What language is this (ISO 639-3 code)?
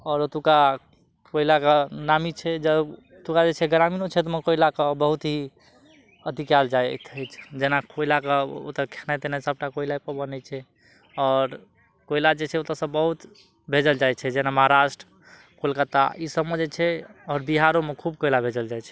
mai